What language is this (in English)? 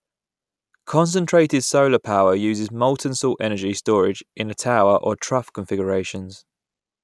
English